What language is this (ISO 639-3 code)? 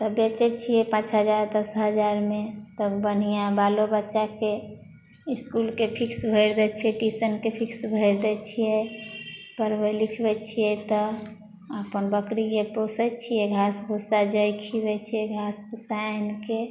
mai